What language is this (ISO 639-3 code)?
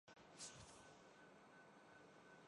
urd